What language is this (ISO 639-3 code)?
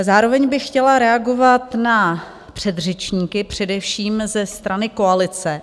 ces